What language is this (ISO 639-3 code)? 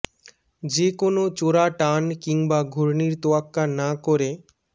ben